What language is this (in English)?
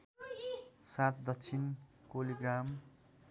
Nepali